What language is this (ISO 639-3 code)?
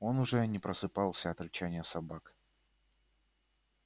rus